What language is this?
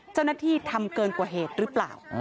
Thai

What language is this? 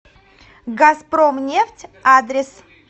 Russian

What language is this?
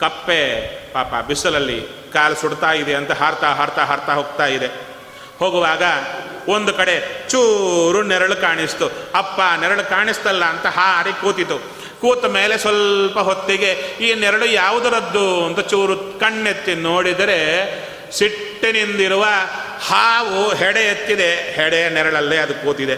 Kannada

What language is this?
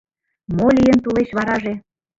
Mari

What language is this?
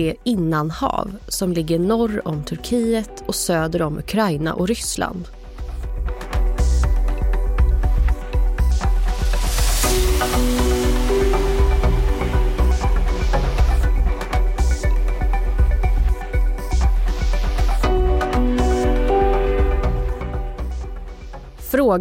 Swedish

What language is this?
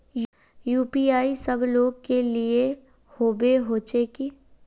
Magahi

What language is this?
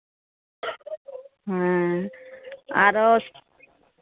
Santali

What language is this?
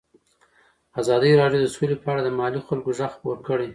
Pashto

